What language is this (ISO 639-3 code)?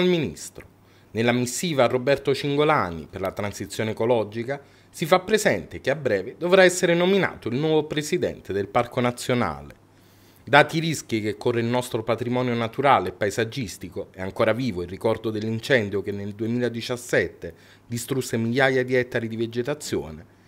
ita